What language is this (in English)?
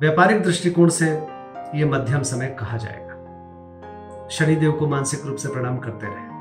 Hindi